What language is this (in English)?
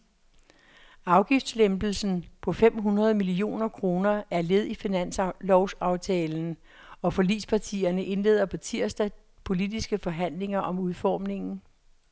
Danish